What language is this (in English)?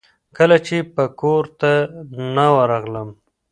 Pashto